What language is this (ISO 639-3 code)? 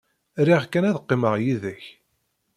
kab